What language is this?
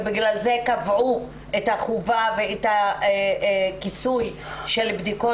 Hebrew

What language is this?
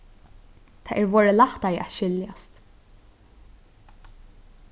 Faroese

